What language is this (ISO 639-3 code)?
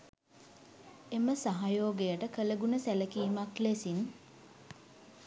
sin